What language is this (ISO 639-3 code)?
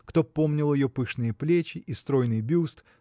rus